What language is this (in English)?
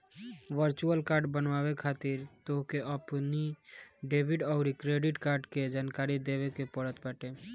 Bhojpuri